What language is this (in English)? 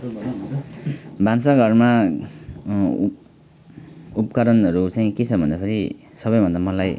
Nepali